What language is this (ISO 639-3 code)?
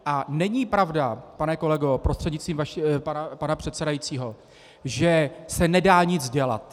ces